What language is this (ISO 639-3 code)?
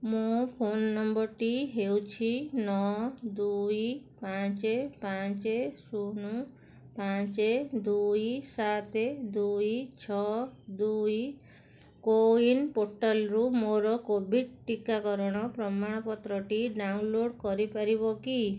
ori